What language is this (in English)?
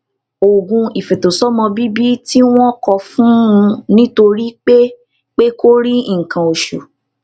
Yoruba